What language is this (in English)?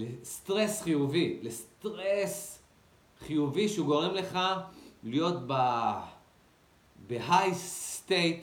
Hebrew